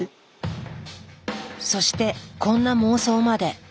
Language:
Japanese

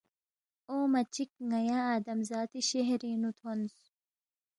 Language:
Balti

